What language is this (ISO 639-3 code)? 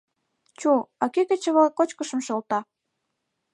chm